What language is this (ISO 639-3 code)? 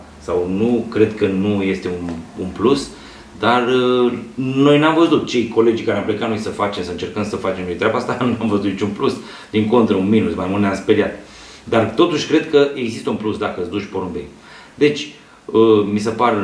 ron